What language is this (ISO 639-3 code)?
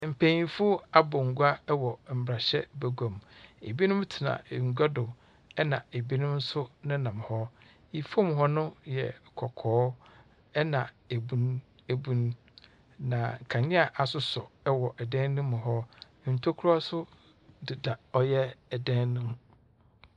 aka